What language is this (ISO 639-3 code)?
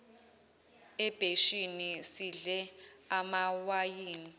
zul